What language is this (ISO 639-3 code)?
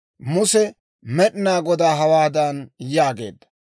dwr